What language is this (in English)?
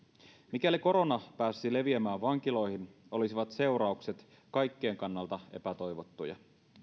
Finnish